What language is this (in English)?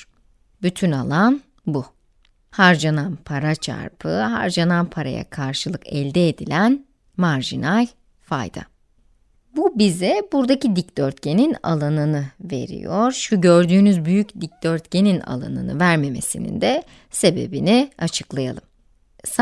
Turkish